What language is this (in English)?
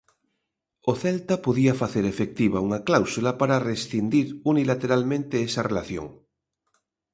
Galician